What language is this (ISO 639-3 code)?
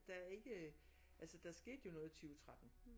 dan